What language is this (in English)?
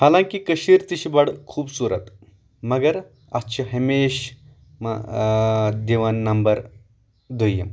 Kashmiri